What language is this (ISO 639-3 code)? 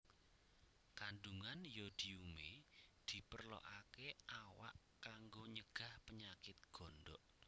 jav